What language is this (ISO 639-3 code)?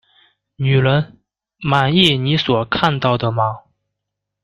zho